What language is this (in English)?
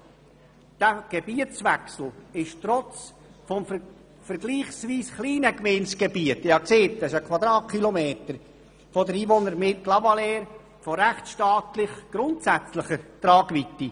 Swiss German